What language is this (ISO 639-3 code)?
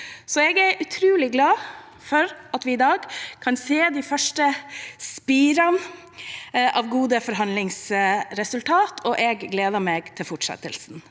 nor